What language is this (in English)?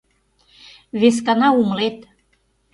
Mari